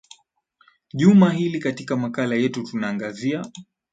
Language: Swahili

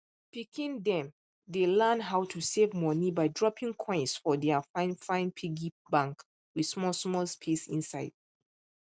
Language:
Nigerian Pidgin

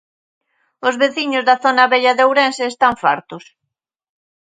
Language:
Galician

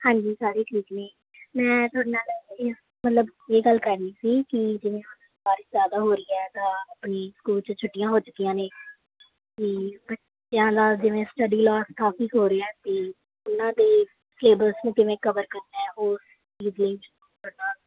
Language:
Punjabi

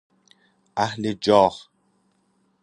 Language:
Persian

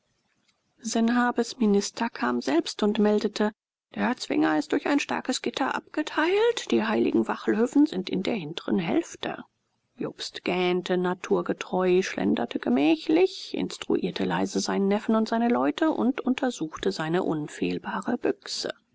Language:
German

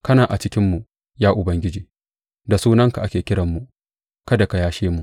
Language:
Hausa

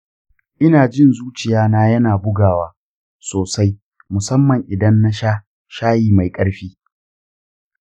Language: Hausa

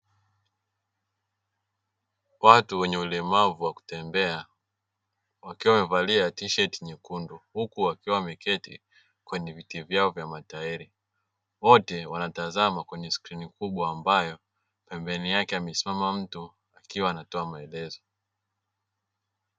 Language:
Swahili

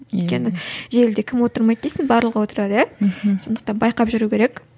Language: Kazakh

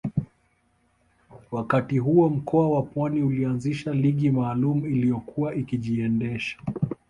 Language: Swahili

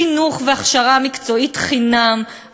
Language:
Hebrew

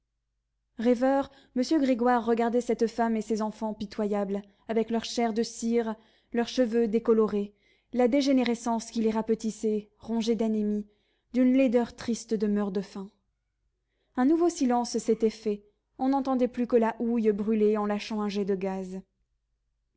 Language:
French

